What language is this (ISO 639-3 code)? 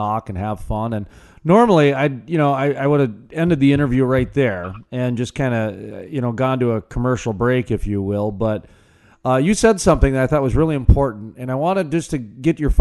eng